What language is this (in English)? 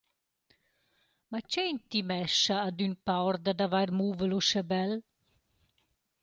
Romansh